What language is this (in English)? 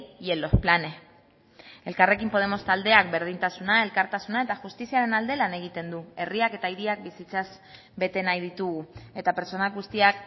Basque